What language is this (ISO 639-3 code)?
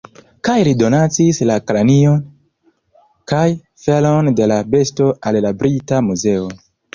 epo